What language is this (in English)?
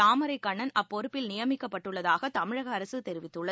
Tamil